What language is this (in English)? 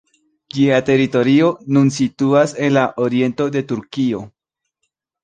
Esperanto